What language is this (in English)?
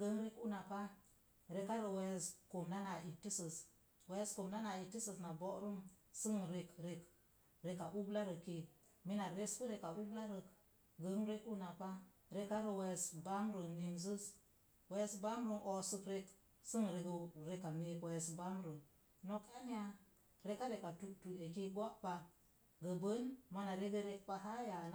Mom Jango